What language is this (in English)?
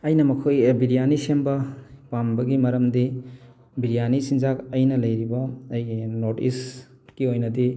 Manipuri